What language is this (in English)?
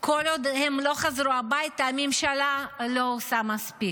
Hebrew